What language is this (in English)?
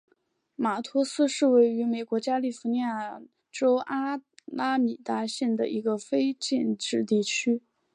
Chinese